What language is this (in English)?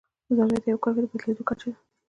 Pashto